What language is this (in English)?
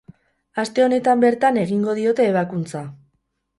Basque